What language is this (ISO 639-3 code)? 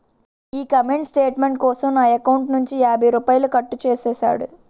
tel